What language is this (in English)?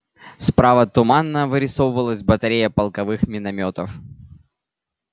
Russian